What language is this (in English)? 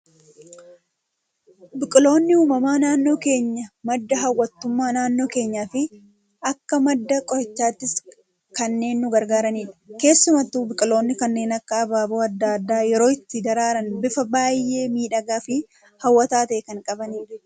Oromo